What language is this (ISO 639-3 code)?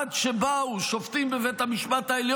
heb